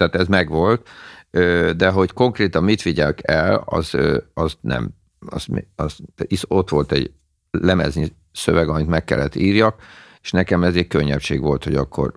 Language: Hungarian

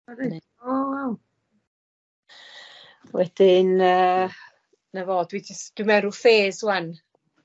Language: Welsh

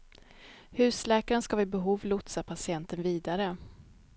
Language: Swedish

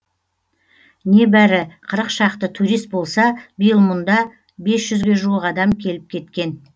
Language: Kazakh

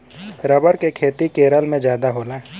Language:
Bhojpuri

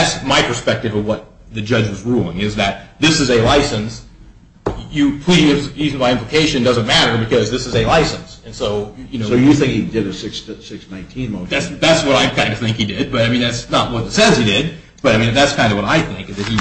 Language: English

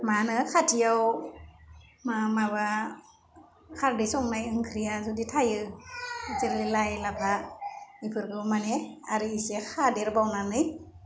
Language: Bodo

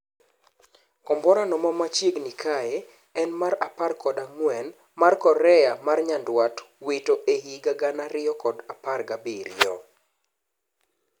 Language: Luo (Kenya and Tanzania)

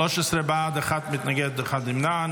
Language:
Hebrew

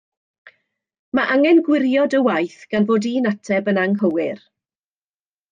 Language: Welsh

